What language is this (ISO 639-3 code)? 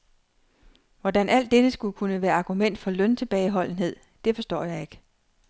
dan